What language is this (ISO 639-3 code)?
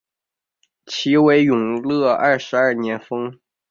zho